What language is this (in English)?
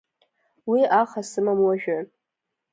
Abkhazian